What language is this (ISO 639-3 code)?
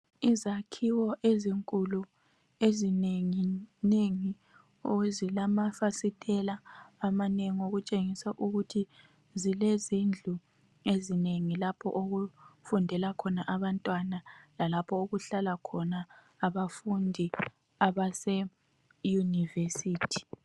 nde